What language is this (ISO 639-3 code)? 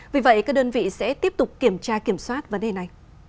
vie